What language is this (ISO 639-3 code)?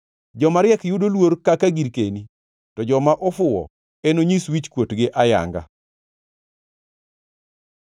luo